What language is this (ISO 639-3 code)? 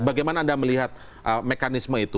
ind